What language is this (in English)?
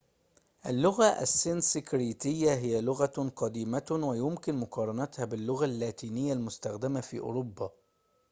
Arabic